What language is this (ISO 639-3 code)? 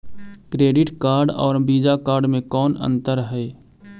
mag